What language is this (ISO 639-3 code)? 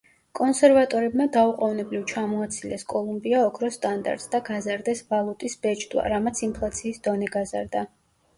kat